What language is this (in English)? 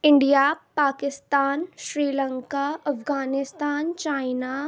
Urdu